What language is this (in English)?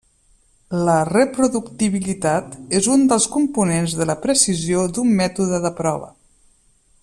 Catalan